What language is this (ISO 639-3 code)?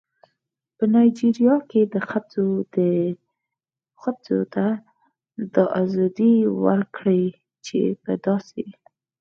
pus